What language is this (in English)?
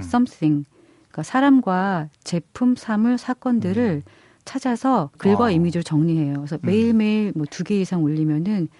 Korean